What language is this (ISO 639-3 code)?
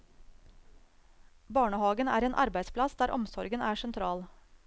nor